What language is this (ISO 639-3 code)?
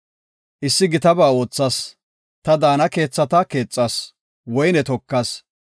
gof